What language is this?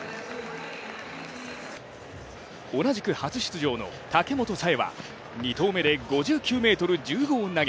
Japanese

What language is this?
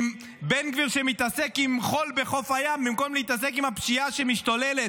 Hebrew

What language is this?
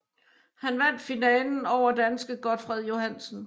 Danish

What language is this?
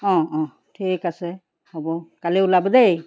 Assamese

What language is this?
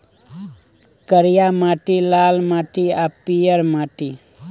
Maithili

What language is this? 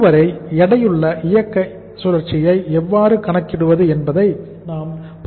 Tamil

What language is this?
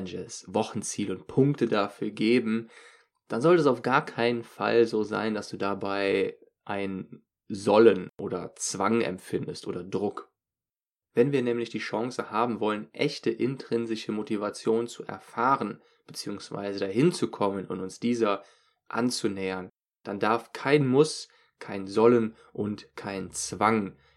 German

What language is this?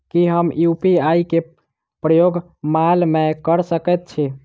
Maithili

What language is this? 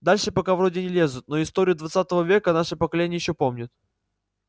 Russian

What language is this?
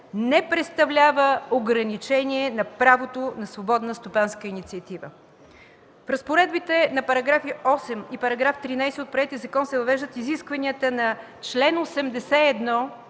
Bulgarian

